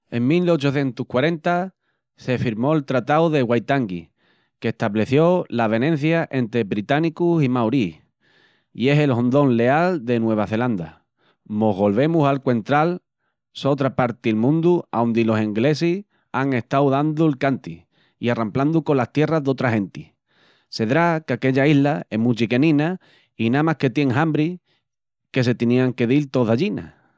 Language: Extremaduran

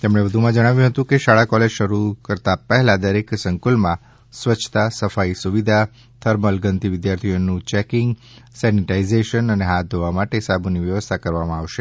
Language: Gujarati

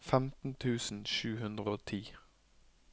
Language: Norwegian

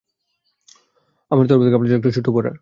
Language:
Bangla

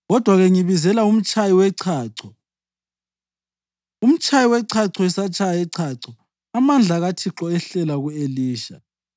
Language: North Ndebele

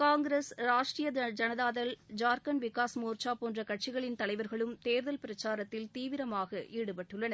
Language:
Tamil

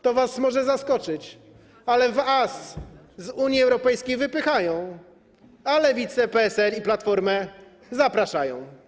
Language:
Polish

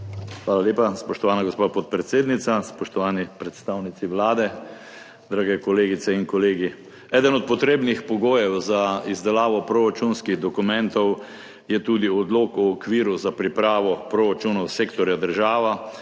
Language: Slovenian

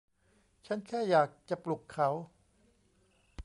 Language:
Thai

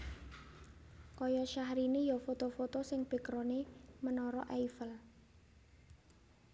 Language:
Javanese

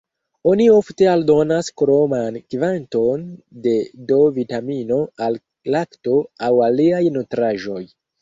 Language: Esperanto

